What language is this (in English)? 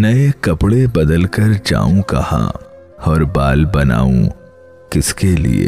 Urdu